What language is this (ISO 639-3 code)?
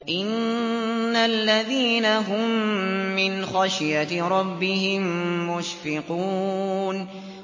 ara